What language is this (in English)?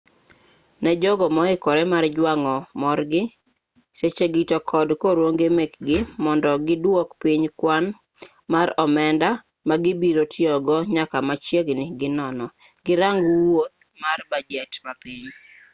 Luo (Kenya and Tanzania)